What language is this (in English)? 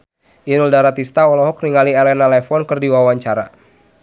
Sundanese